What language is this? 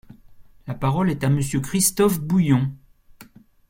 French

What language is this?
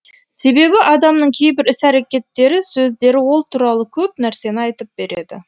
Kazakh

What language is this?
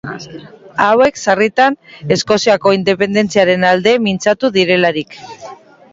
Basque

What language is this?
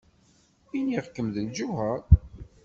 Kabyle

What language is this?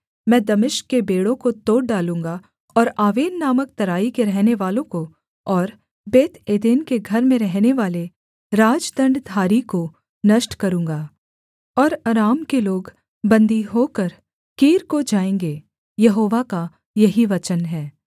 Hindi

